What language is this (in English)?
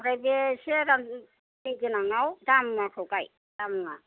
Bodo